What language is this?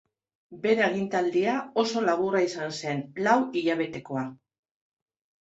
Basque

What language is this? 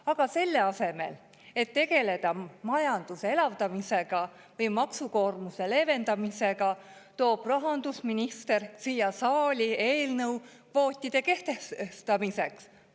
Estonian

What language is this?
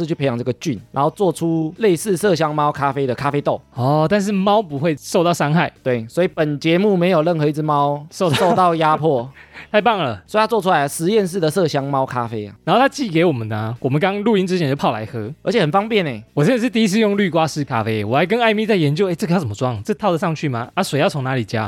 Chinese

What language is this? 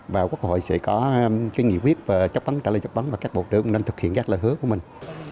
Vietnamese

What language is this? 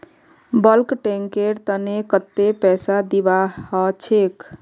Magahi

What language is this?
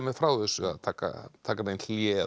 Icelandic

